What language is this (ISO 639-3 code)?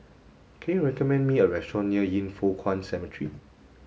eng